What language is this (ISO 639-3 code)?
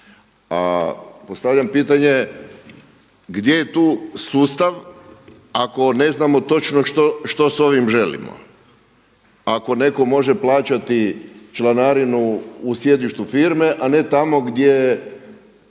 hrv